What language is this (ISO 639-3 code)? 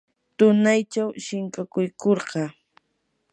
qur